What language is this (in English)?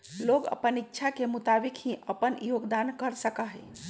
Magahi